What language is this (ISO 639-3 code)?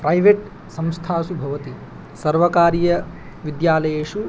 san